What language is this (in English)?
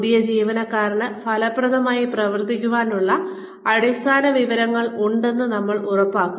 Malayalam